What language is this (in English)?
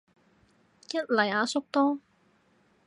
Cantonese